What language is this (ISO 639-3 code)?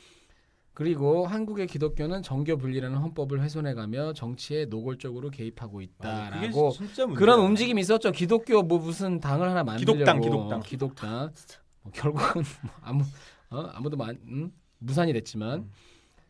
kor